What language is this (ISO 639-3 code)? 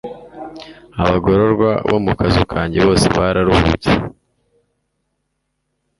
kin